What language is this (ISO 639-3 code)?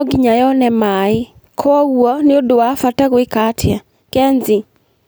kik